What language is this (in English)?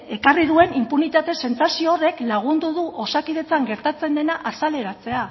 Basque